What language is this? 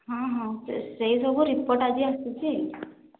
Odia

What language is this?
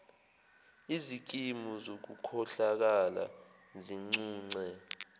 Zulu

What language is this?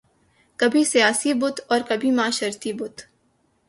Urdu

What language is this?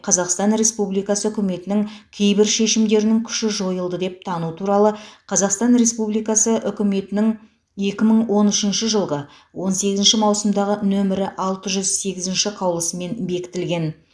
Kazakh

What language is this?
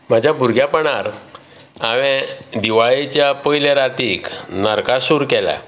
Konkani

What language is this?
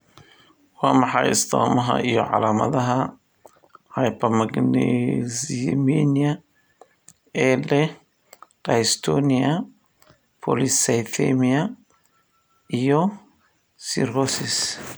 Somali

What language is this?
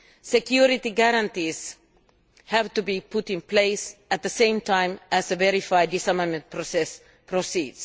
English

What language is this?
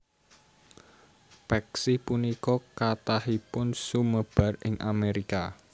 Javanese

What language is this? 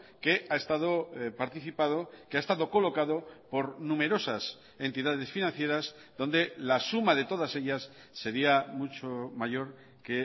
Spanish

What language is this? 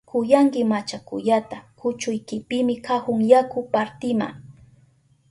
Southern Pastaza Quechua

